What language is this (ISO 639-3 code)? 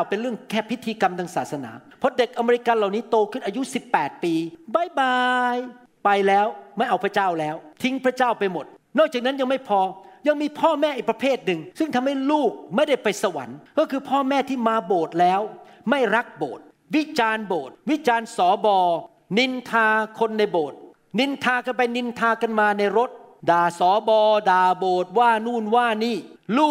tha